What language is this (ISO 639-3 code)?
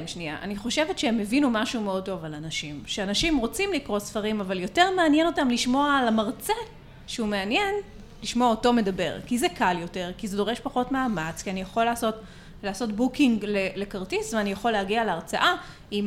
heb